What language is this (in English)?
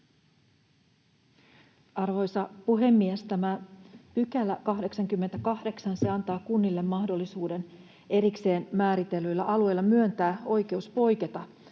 Finnish